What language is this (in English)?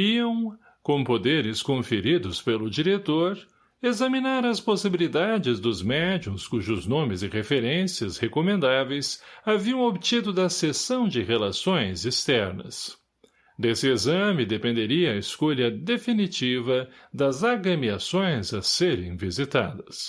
Portuguese